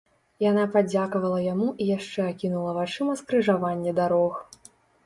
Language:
Belarusian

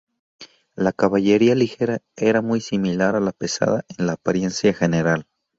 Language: Spanish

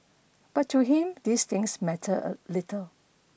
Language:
English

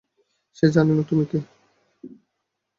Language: Bangla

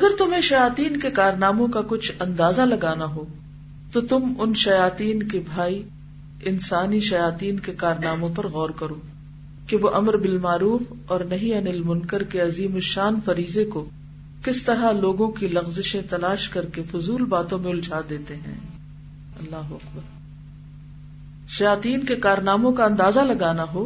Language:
Urdu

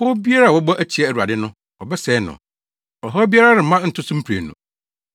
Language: Akan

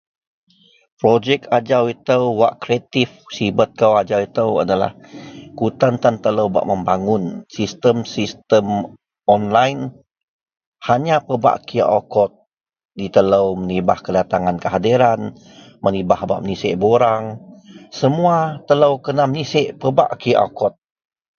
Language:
Central Melanau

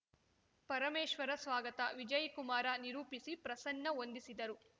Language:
Kannada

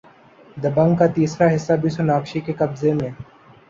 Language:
Urdu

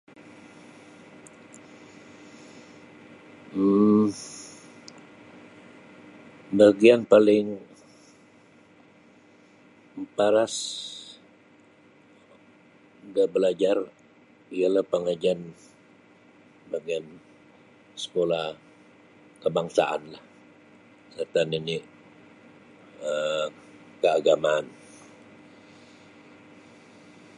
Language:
Sabah Bisaya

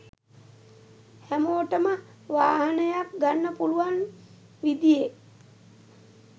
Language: Sinhala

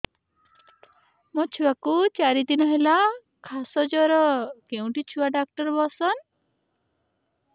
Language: Odia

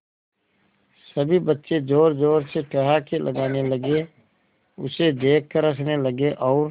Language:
Hindi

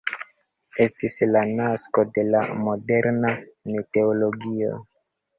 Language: Esperanto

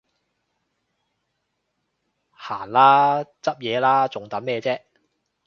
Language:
Cantonese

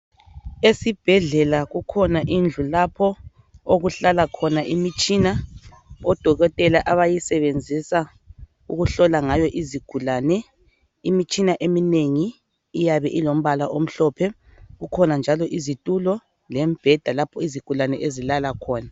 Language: North Ndebele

